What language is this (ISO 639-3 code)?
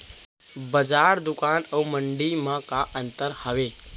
hne